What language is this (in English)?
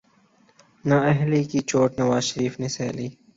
Urdu